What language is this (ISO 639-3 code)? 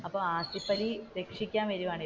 mal